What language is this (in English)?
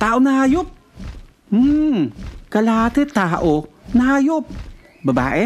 Filipino